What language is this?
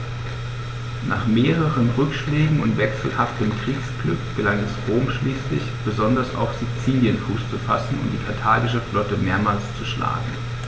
German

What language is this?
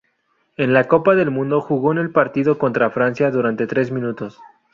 Spanish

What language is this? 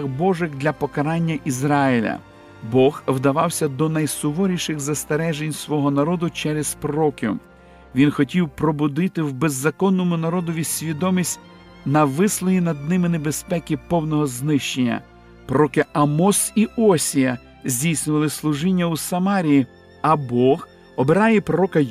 Ukrainian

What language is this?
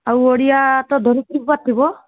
Odia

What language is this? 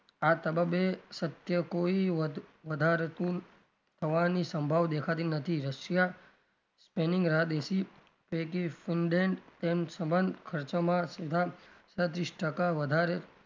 Gujarati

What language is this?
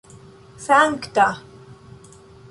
Esperanto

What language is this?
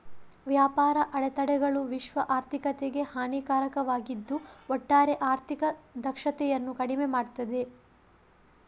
Kannada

